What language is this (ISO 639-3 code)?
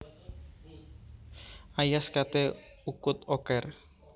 jav